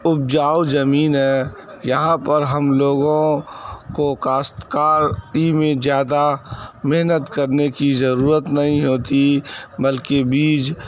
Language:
Urdu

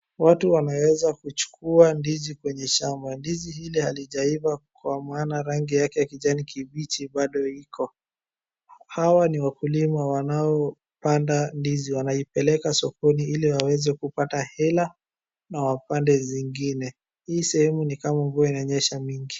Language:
Swahili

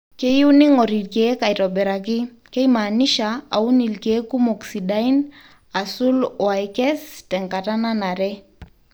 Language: Masai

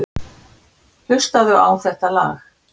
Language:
Icelandic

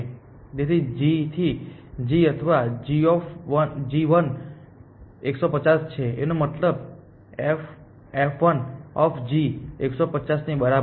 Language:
Gujarati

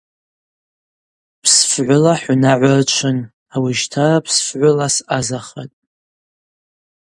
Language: Abaza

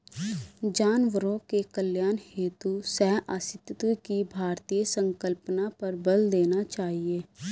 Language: Hindi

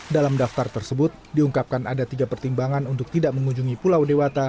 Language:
Indonesian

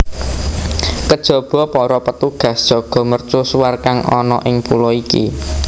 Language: Javanese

